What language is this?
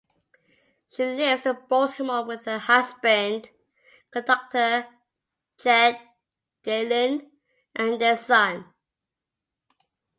English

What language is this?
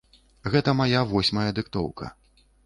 Belarusian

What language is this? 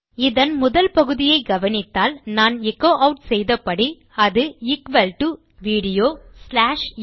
Tamil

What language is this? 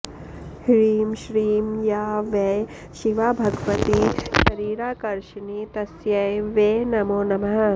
Sanskrit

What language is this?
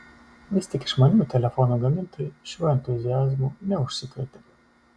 Lithuanian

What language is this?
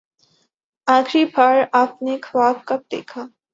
Urdu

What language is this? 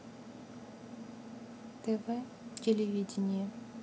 Russian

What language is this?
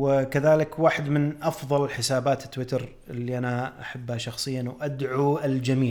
Arabic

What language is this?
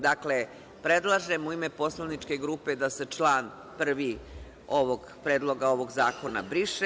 Serbian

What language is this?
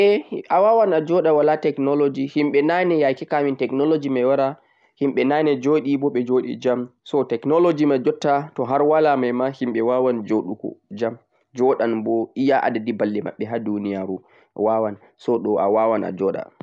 Central-Eastern Niger Fulfulde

